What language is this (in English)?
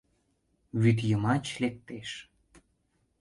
Mari